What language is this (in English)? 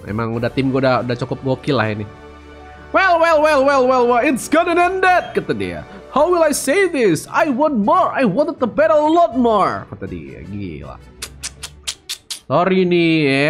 Indonesian